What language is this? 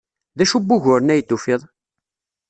Kabyle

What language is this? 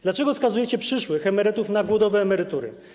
Polish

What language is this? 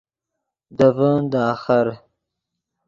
Yidgha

